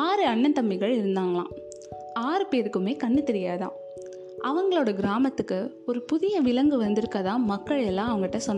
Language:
Tamil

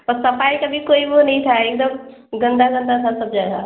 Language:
Urdu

